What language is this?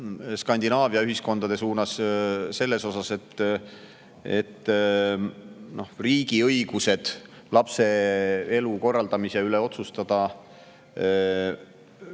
Estonian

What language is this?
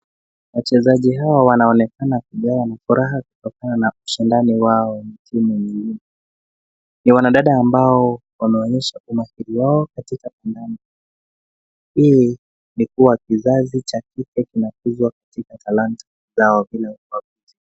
Swahili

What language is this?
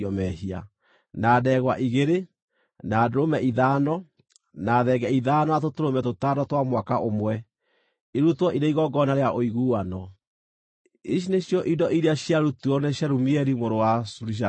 Kikuyu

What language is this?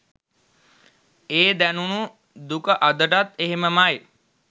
Sinhala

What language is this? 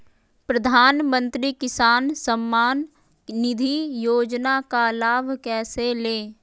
Magahi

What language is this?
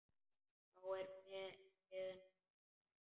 Icelandic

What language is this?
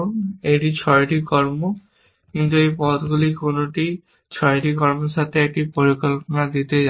Bangla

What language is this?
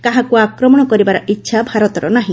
Odia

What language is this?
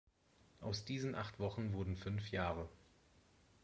German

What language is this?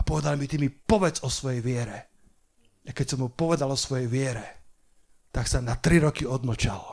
Slovak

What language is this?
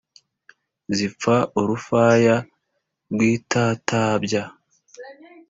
Kinyarwanda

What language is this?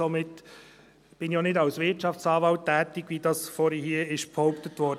Swiss German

